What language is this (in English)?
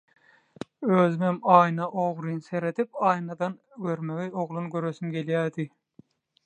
Turkmen